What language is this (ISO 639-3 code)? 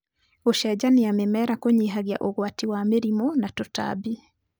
kik